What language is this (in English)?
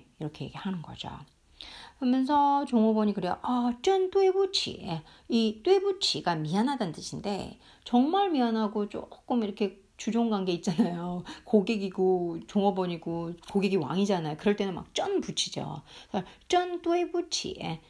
Korean